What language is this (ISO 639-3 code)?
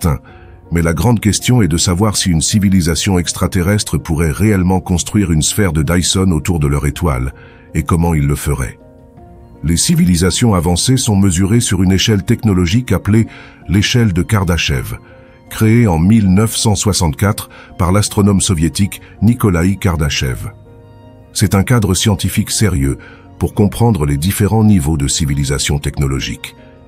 fra